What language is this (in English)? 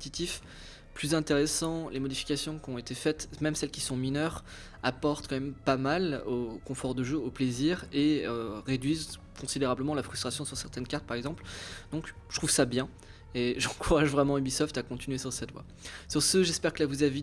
French